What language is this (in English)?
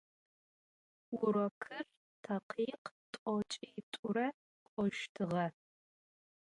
Adyghe